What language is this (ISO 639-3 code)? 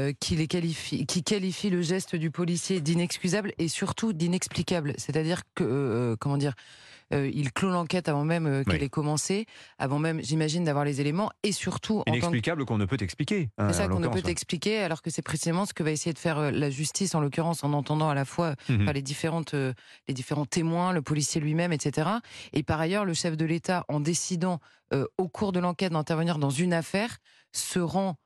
fra